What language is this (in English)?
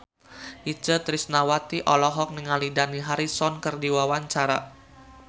Sundanese